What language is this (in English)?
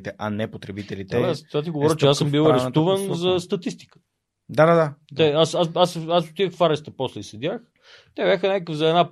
Bulgarian